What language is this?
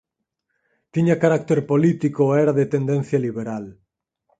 Galician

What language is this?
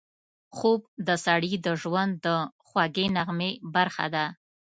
Pashto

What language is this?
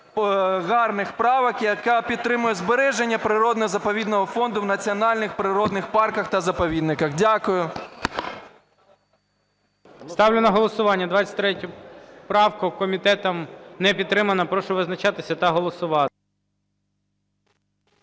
Ukrainian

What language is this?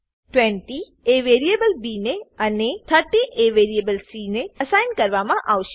Gujarati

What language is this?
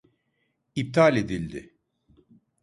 Turkish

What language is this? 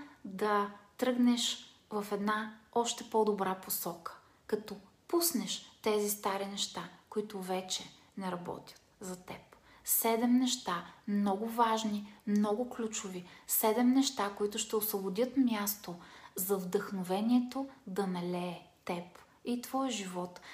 Bulgarian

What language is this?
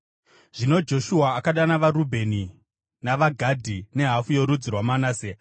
Shona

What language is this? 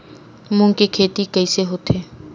Chhattisgarhi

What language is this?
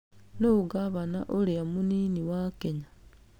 Kikuyu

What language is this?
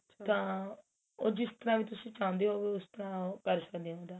Punjabi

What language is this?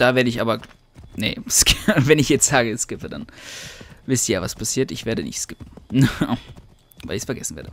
German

